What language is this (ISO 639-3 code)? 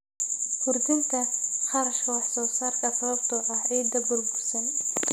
som